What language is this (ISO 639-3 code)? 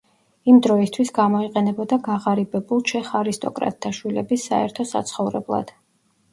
kat